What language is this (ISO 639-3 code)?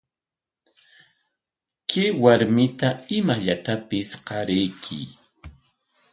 qwa